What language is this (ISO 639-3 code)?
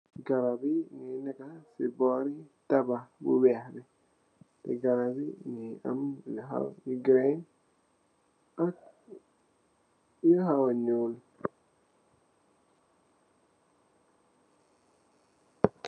wol